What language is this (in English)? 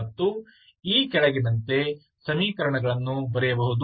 Kannada